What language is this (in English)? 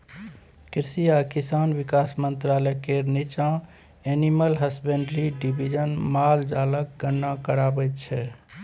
Maithili